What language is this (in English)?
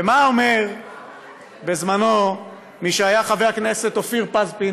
Hebrew